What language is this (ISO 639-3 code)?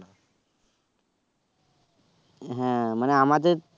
ben